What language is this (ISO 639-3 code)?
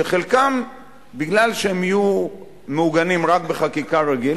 heb